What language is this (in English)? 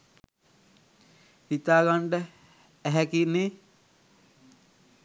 Sinhala